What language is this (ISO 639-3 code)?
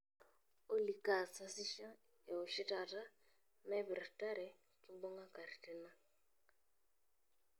mas